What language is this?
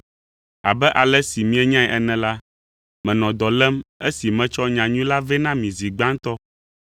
Ewe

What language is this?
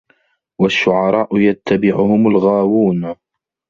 Arabic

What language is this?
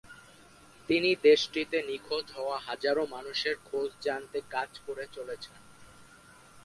Bangla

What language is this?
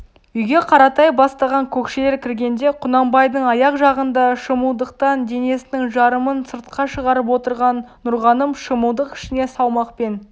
Kazakh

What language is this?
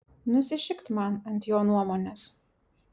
Lithuanian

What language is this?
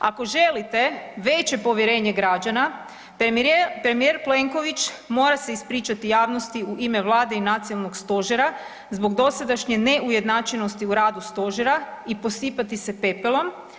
Croatian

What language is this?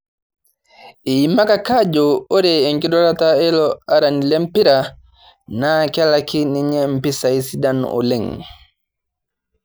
Masai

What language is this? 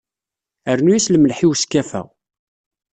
Kabyle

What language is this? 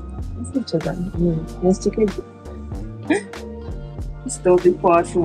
Hungarian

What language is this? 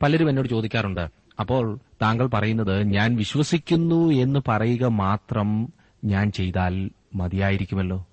Malayalam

